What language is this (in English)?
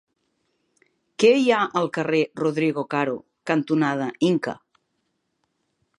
Catalan